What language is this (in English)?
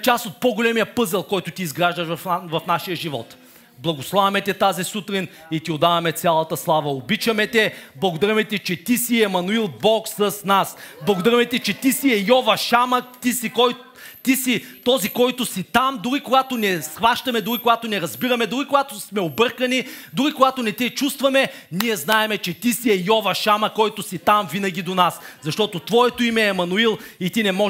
Bulgarian